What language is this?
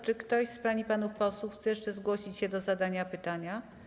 Polish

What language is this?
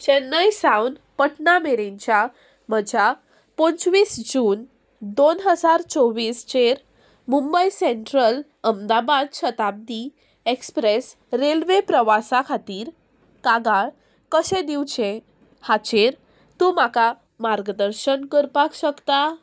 Konkani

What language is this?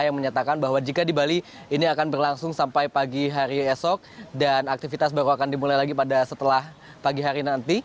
Indonesian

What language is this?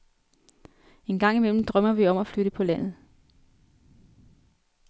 Danish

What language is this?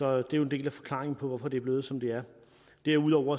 Danish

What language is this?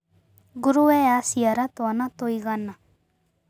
Kikuyu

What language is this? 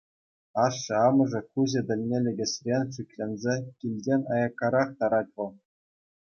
Chuvash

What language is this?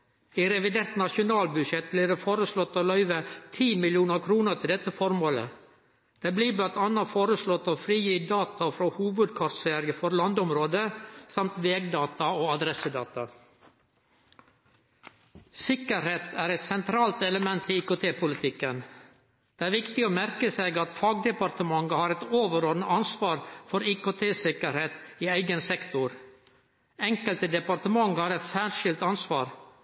Norwegian Nynorsk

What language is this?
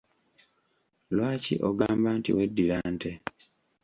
Ganda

